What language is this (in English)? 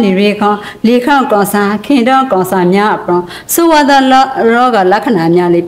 Thai